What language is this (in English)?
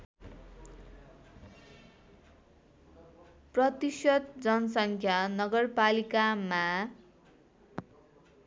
Nepali